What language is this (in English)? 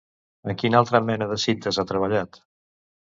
Catalan